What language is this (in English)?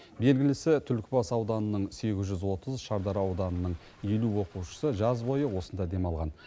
Kazakh